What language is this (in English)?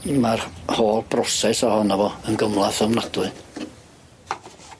Welsh